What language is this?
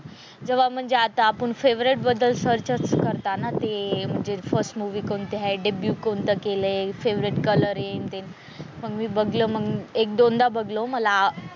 Marathi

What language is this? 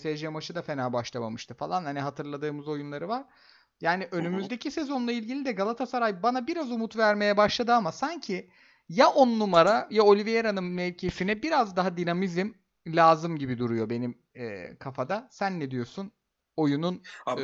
Turkish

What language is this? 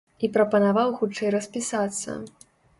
Belarusian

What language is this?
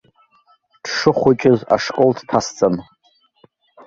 Abkhazian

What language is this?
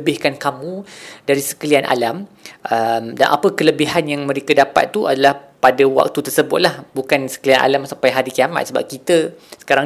Malay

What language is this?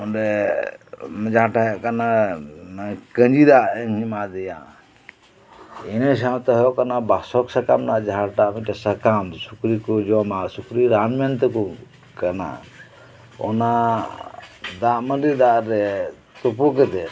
Santali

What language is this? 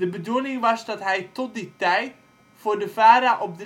Dutch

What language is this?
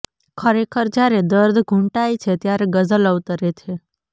Gujarati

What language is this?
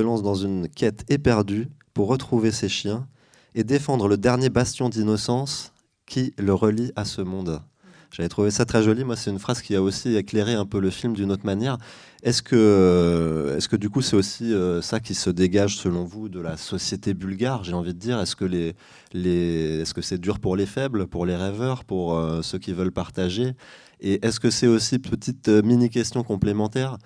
French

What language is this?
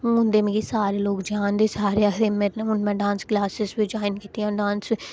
Dogri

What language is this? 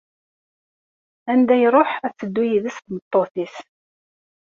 Kabyle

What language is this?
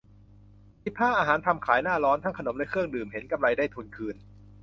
Thai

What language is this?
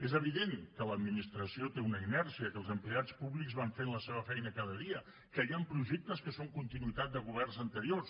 Catalan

